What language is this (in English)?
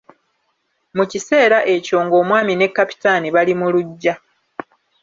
Ganda